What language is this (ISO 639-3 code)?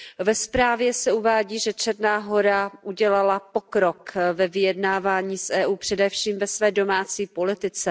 ces